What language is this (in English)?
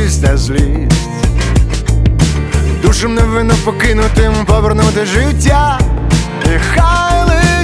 Ukrainian